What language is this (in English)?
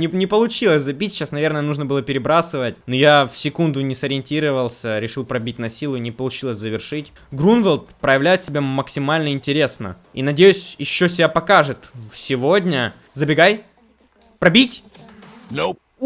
Russian